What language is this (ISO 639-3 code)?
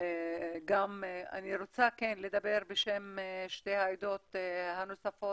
heb